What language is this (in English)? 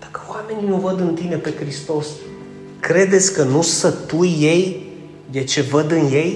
Romanian